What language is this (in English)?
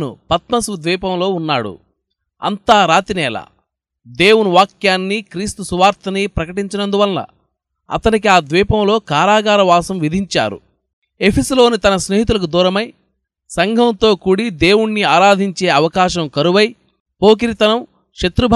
Telugu